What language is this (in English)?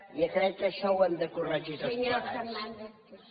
Catalan